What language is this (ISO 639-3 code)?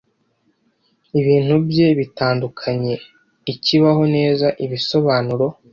kin